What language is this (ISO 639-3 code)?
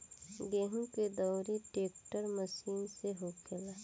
bho